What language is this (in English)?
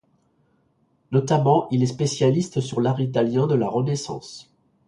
French